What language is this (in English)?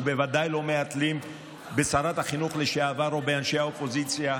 Hebrew